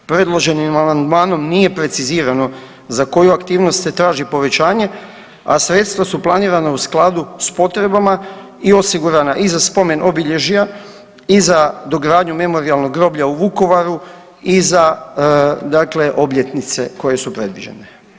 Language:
Croatian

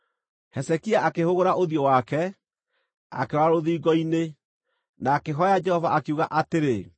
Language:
Kikuyu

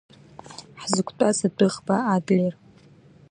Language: Abkhazian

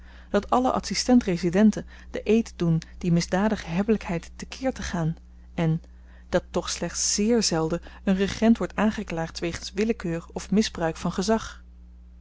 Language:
Dutch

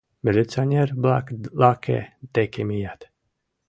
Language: Mari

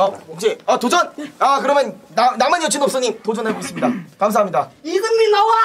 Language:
Korean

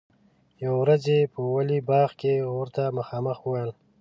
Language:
Pashto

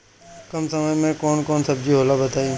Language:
Bhojpuri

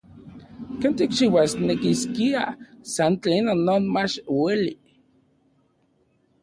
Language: Central Puebla Nahuatl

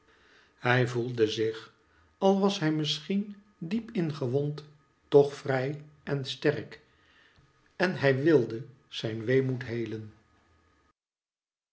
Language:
Dutch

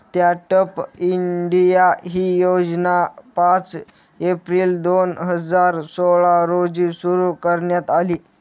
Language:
Marathi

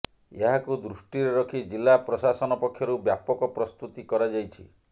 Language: Odia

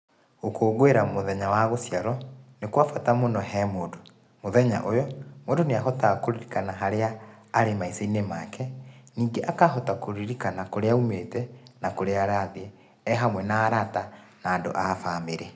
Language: Kikuyu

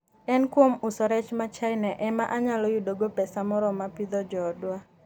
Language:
Luo (Kenya and Tanzania)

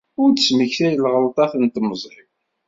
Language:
Kabyle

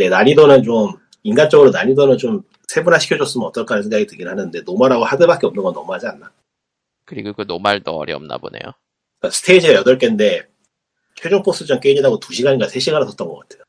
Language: Korean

